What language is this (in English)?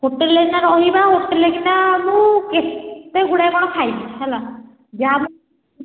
Odia